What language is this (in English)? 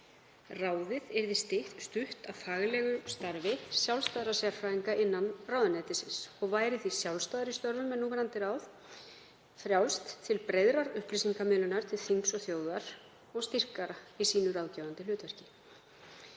Icelandic